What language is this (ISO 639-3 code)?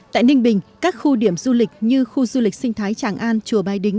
vie